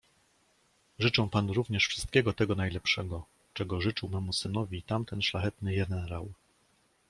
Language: Polish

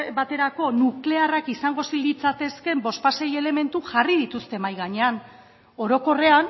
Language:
Basque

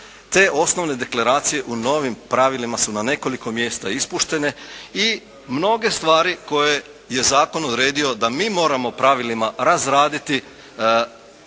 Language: Croatian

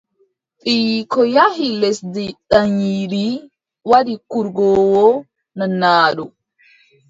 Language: Adamawa Fulfulde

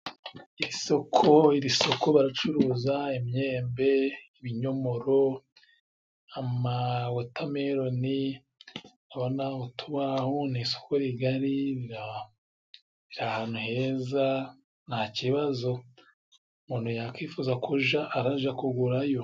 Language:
Kinyarwanda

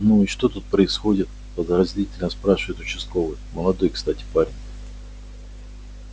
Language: Russian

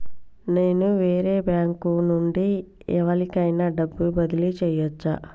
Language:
Telugu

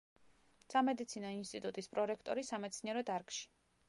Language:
Georgian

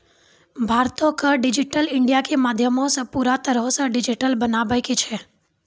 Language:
Maithili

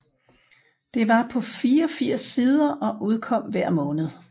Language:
Danish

